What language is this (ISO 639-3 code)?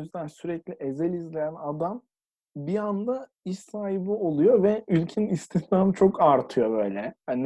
tur